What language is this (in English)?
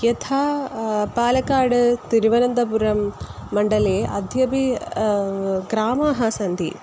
Sanskrit